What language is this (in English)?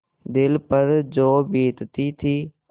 Hindi